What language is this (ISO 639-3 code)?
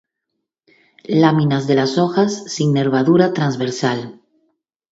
spa